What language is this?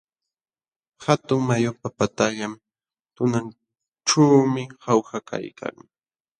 Jauja Wanca Quechua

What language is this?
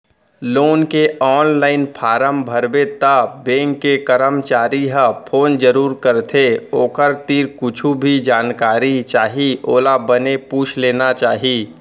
Chhattisgarhi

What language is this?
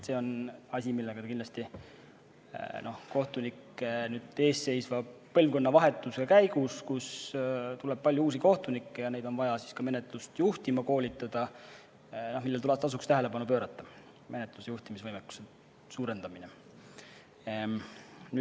Estonian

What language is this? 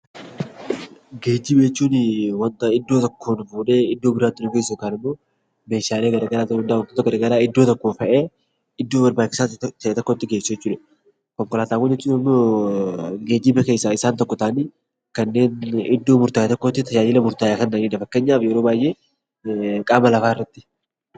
Oromo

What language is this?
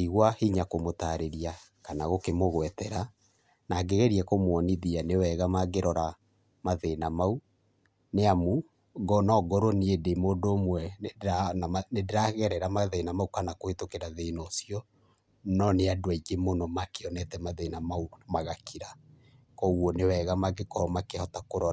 Kikuyu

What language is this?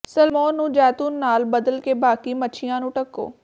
Punjabi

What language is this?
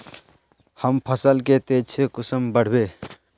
Magahi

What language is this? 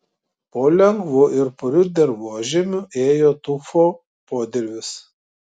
Lithuanian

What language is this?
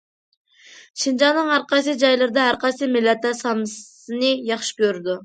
Uyghur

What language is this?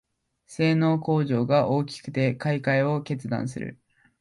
Japanese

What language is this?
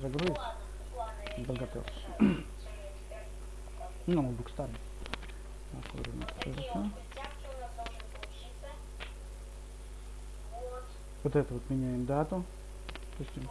Russian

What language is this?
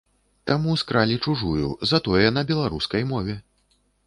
Belarusian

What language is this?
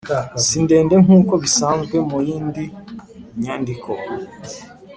Kinyarwanda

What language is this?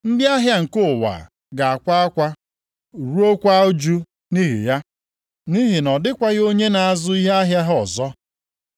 Igbo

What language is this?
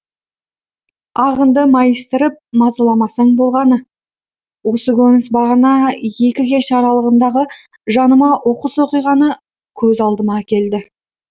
Kazakh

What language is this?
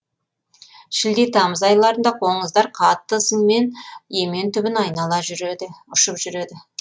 Kazakh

